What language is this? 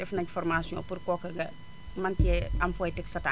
Wolof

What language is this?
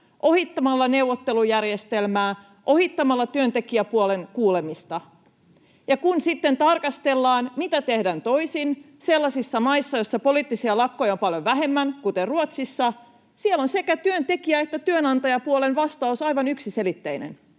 Finnish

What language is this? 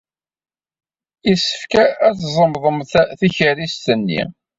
Kabyle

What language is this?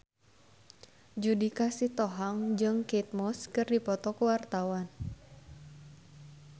Sundanese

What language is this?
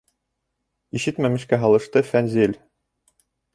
Bashkir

